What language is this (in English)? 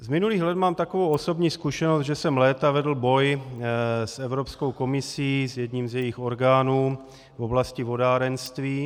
Czech